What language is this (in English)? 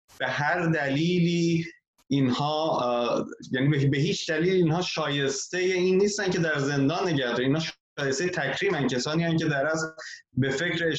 Persian